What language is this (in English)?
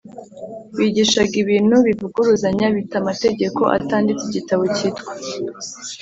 Kinyarwanda